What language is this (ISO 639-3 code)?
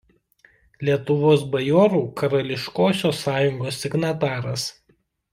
lit